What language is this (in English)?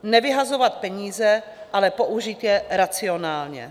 Czech